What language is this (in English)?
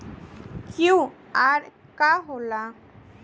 Bhojpuri